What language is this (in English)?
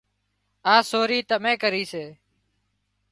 Wadiyara Koli